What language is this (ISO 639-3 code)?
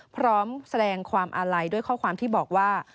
tha